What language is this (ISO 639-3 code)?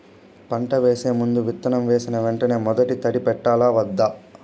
tel